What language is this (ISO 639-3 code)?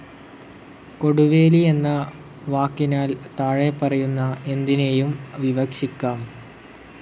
mal